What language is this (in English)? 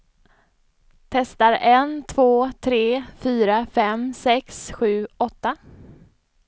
Swedish